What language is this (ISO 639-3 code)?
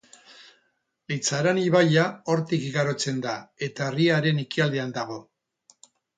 eus